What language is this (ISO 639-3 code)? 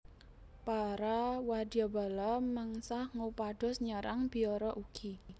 jav